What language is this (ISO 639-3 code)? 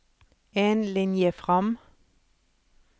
nor